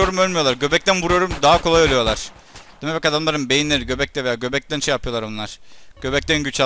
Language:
Turkish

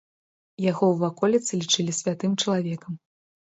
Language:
Belarusian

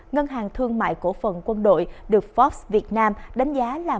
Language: Vietnamese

